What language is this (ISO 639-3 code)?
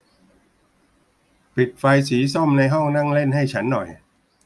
tha